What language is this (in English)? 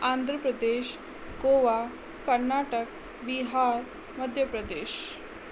Sindhi